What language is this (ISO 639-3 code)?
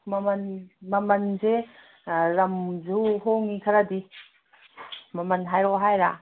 mni